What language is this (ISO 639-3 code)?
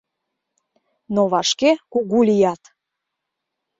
chm